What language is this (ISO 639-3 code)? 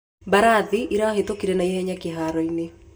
kik